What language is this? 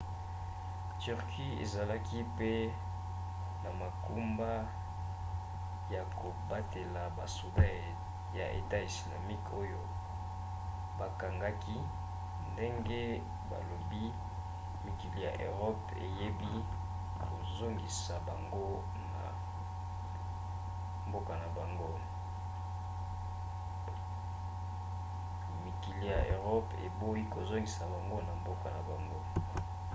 Lingala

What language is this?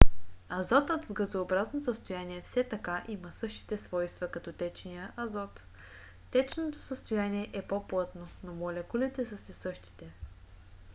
Bulgarian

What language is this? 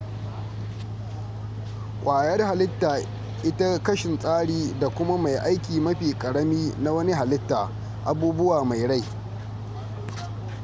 Hausa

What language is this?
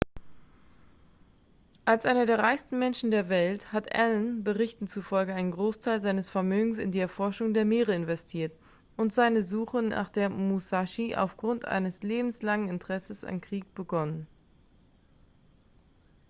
German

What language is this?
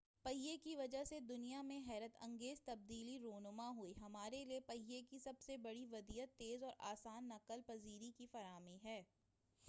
Urdu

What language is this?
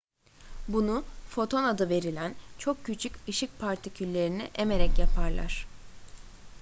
Turkish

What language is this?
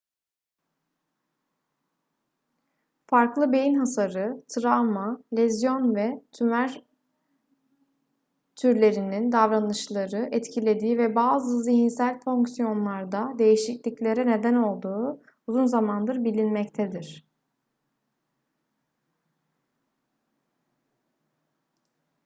Turkish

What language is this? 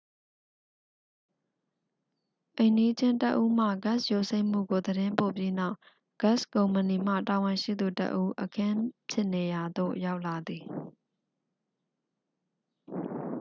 Burmese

